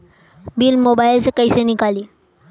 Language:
Bhojpuri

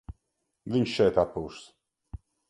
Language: Latvian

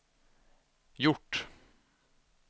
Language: Swedish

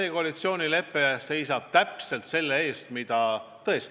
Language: Estonian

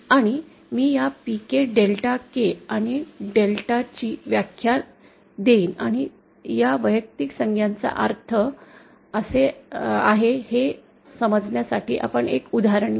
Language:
Marathi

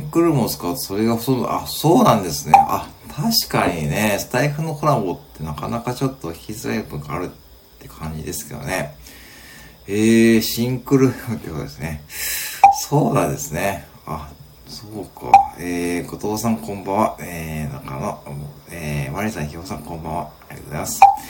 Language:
Japanese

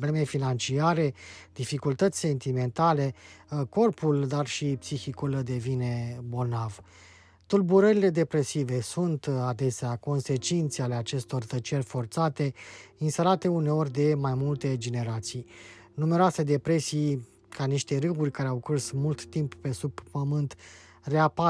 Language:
Romanian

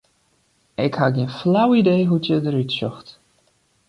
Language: Western Frisian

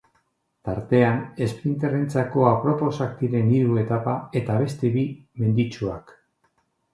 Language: Basque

